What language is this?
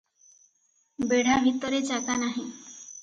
Odia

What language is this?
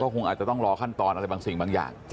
Thai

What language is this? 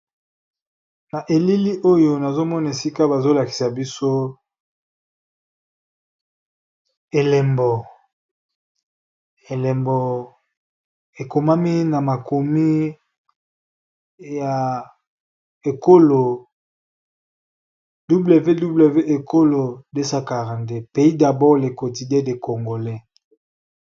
Lingala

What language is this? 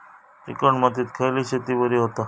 Marathi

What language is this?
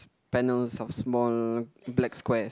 English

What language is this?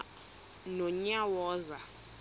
Xhosa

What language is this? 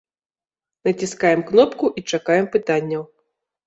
Belarusian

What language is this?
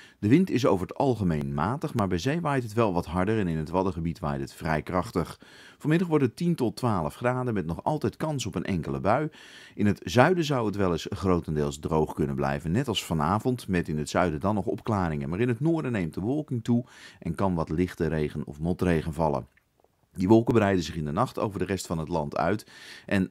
Dutch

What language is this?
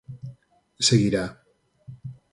Galician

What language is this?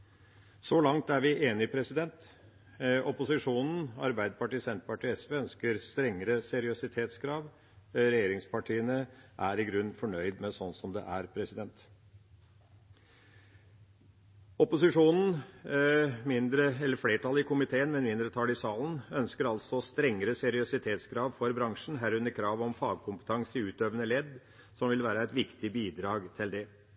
Norwegian Bokmål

